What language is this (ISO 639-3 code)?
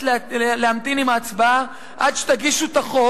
heb